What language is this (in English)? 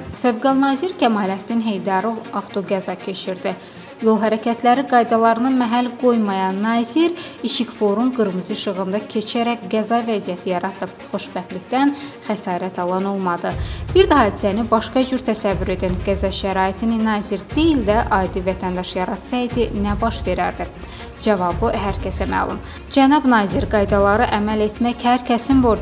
Turkish